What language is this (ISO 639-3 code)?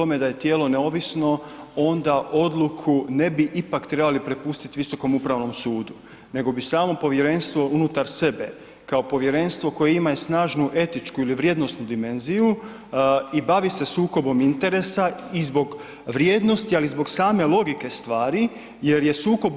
hrv